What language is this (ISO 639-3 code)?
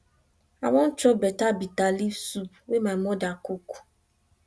pcm